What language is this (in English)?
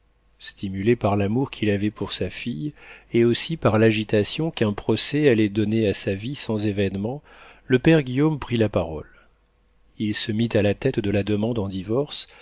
French